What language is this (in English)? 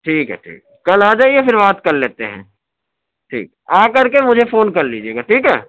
Urdu